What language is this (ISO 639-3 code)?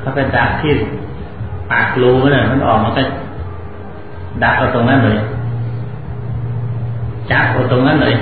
tha